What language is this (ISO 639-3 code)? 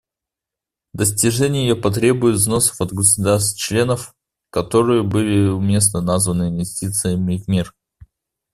rus